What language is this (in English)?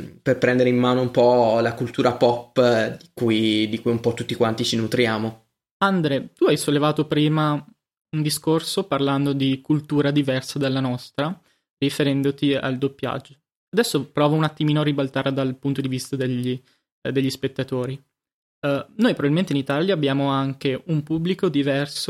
Italian